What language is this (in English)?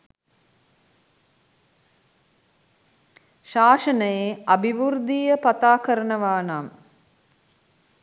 Sinhala